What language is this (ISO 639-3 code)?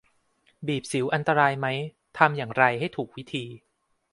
tha